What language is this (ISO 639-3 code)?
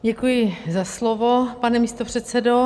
ces